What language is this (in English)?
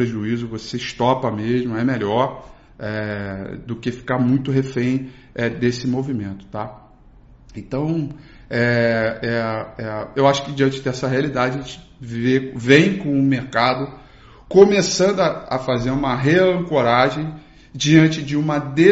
Portuguese